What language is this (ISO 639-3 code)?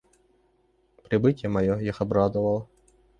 rus